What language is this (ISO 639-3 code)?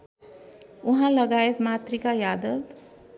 nep